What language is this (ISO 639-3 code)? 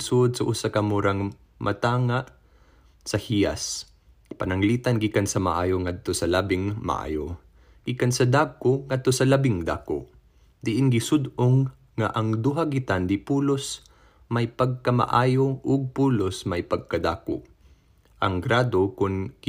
fil